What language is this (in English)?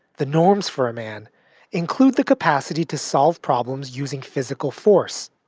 English